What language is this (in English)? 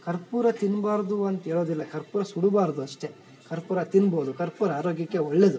Kannada